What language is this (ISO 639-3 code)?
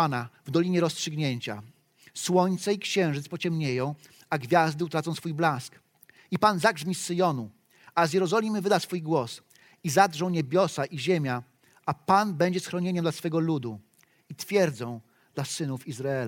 pol